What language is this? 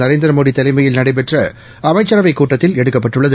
Tamil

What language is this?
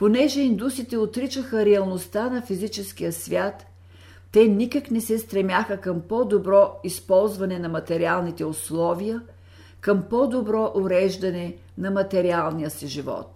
Bulgarian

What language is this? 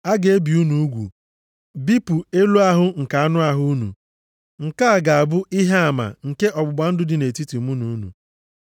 Igbo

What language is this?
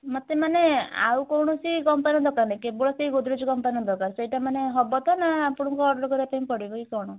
Odia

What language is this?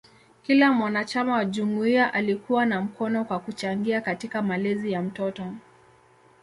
Swahili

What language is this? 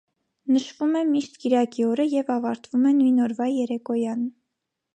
Armenian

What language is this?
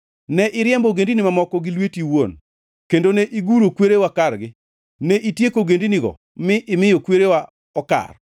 Luo (Kenya and Tanzania)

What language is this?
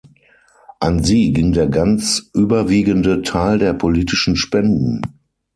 German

